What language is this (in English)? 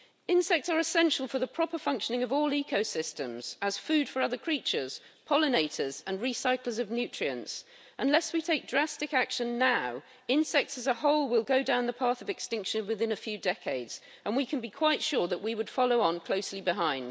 English